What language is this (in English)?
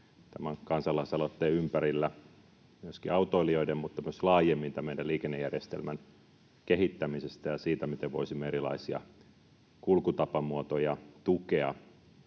Finnish